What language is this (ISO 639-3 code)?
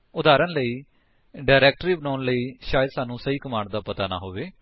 pan